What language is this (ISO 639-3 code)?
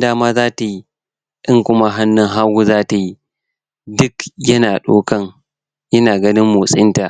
hau